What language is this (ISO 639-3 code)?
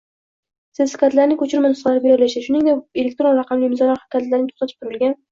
uzb